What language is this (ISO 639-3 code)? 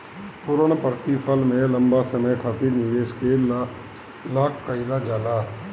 bho